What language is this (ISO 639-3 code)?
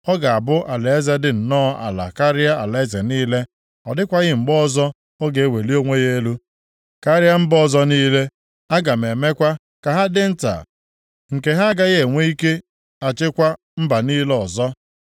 ibo